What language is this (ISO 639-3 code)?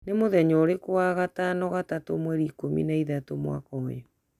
kik